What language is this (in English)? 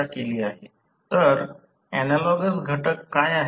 Marathi